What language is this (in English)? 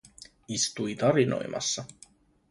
Finnish